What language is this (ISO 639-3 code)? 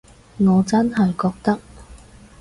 yue